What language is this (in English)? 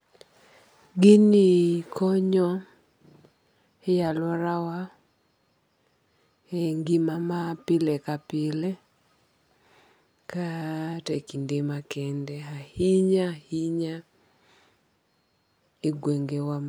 Luo (Kenya and Tanzania)